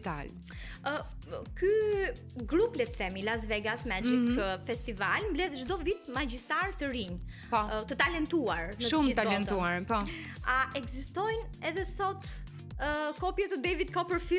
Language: Romanian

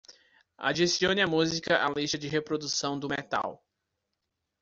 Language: Portuguese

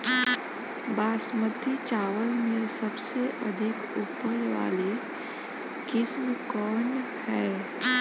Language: Bhojpuri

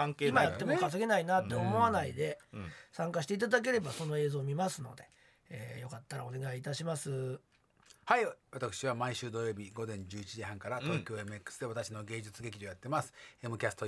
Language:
Japanese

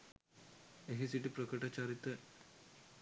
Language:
Sinhala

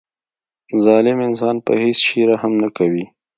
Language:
Pashto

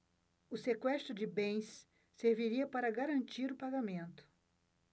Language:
Portuguese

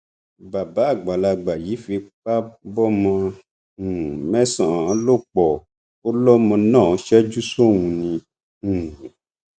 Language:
Yoruba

